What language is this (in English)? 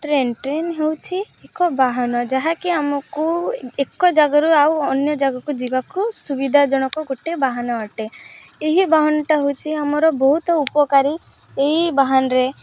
Odia